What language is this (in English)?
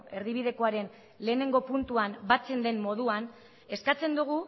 Basque